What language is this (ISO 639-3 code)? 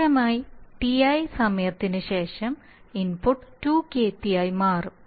mal